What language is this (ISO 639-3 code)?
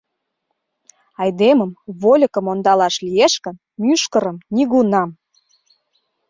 chm